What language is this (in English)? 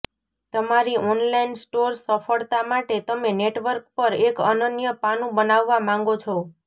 Gujarati